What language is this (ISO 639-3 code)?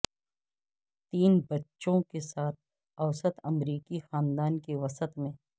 urd